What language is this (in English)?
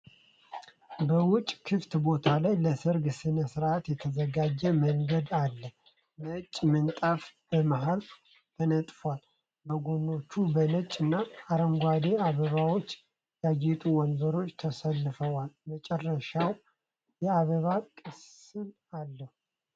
Amharic